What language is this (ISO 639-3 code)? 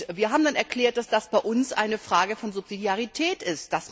deu